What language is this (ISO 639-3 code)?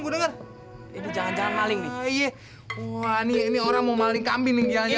ind